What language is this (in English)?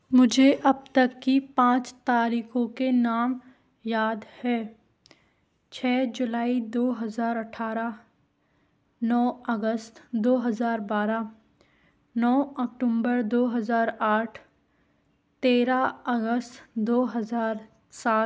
Hindi